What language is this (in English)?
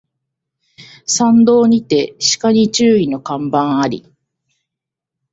Japanese